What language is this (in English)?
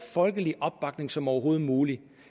Danish